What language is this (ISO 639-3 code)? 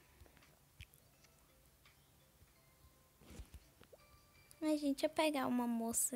por